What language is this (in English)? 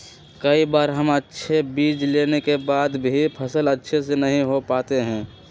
Magahi